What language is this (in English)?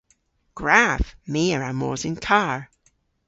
Cornish